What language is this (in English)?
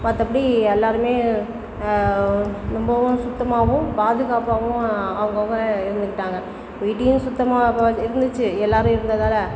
Tamil